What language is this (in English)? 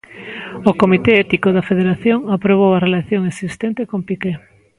Galician